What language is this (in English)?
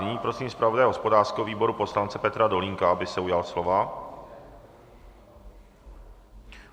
Czech